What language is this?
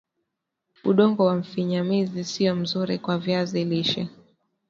Swahili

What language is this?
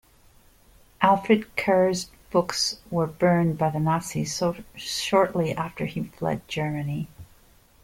English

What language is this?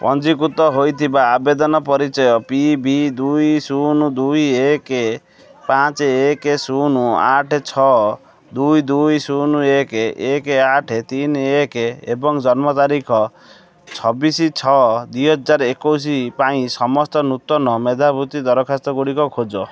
Odia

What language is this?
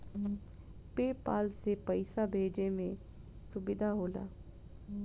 Bhojpuri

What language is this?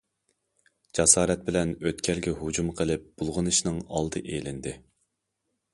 Uyghur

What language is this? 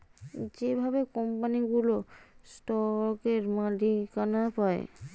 Bangla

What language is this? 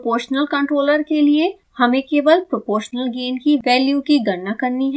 Hindi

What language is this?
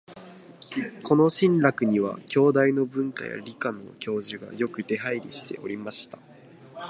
Japanese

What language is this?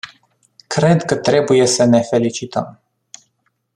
Romanian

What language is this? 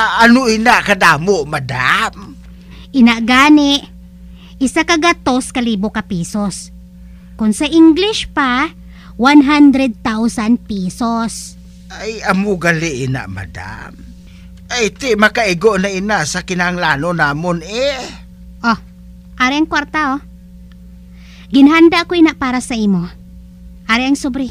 Filipino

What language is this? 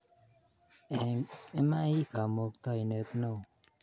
Kalenjin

